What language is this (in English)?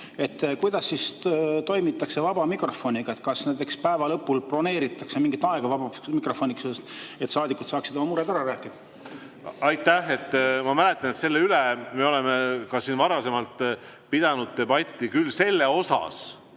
Estonian